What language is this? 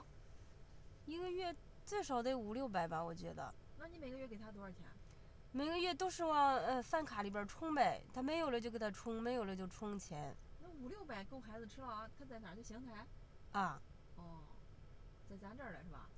Chinese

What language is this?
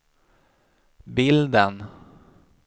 Swedish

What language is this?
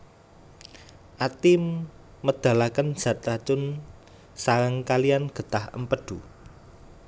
Javanese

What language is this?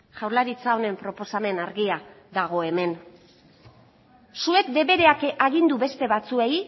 Basque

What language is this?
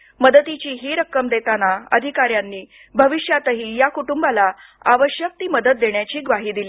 Marathi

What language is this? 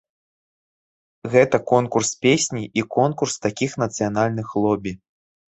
Belarusian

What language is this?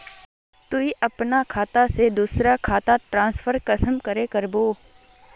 Magahi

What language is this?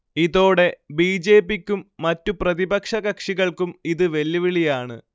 Malayalam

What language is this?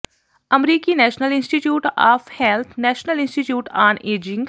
Punjabi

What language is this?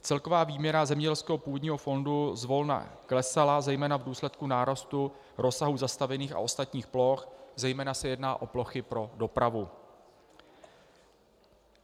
Czech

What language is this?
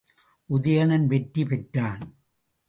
Tamil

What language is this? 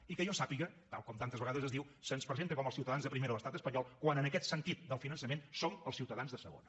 Catalan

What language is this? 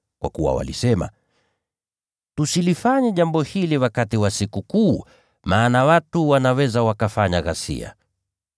Swahili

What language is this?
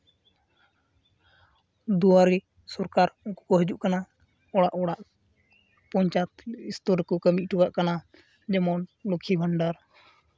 Santali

